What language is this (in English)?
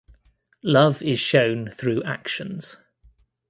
English